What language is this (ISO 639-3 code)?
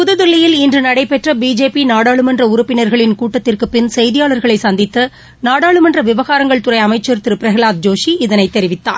tam